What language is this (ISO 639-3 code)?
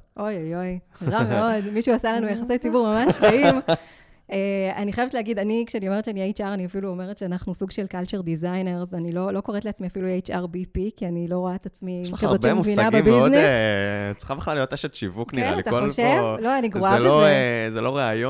heb